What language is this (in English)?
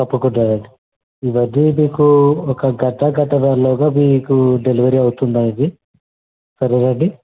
Telugu